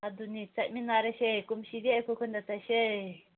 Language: Manipuri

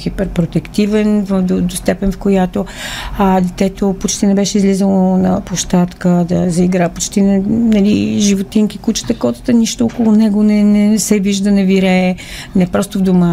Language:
Bulgarian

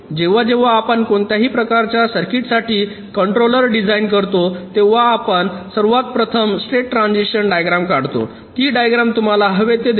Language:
Marathi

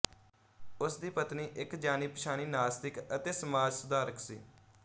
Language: Punjabi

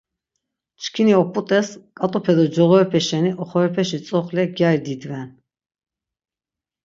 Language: Laz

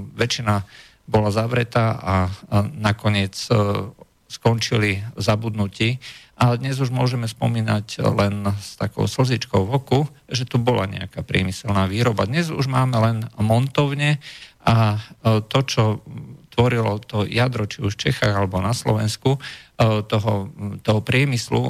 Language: Slovak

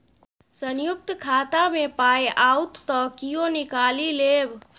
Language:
Maithili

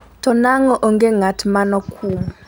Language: Luo (Kenya and Tanzania)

